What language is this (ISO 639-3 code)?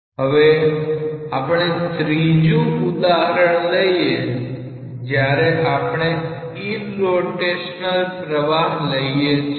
guj